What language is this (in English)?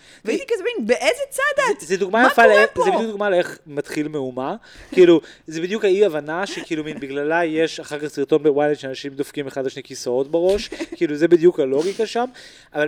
Hebrew